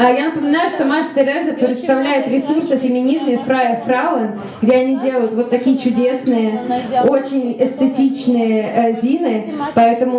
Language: Russian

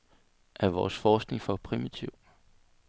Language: Danish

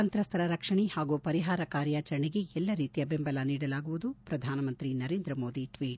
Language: Kannada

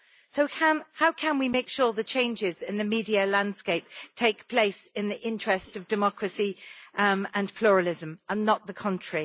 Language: English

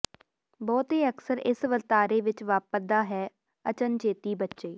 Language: Punjabi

